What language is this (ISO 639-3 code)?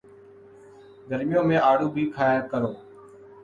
urd